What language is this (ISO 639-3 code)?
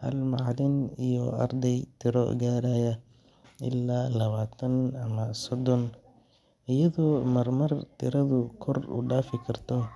som